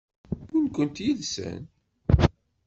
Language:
Kabyle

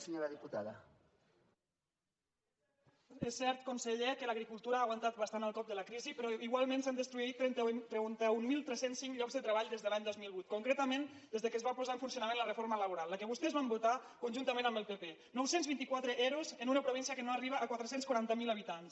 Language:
Catalan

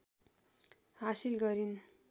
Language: Nepali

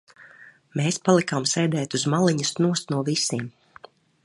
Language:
Latvian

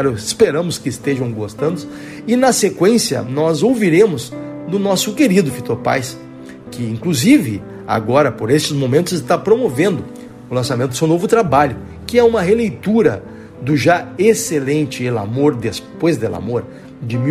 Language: Portuguese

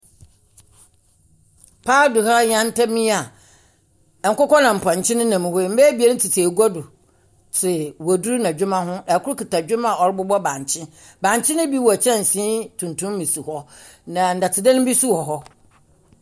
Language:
Akan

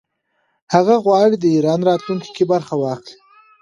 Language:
Pashto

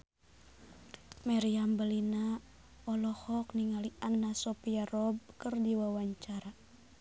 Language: Sundanese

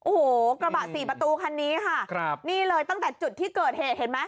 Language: Thai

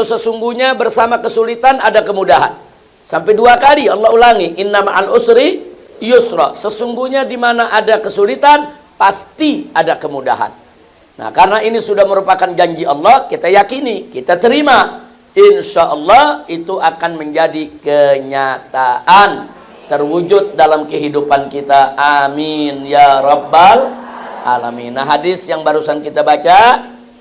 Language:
Indonesian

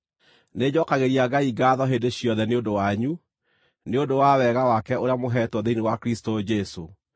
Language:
Kikuyu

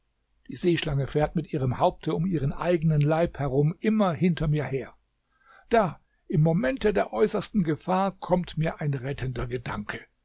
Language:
German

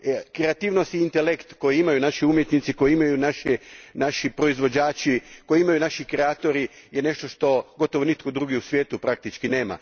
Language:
Croatian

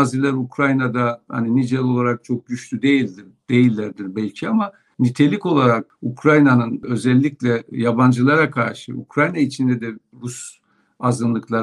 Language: Turkish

